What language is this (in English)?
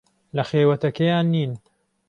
Central Kurdish